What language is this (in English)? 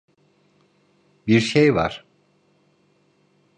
Turkish